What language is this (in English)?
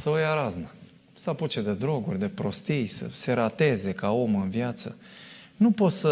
Romanian